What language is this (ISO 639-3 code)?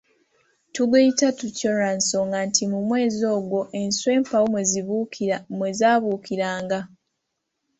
lug